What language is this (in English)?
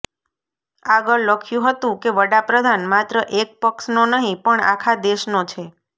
Gujarati